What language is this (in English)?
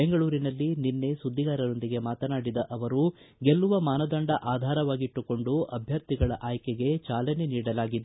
Kannada